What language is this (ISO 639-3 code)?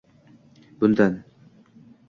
uzb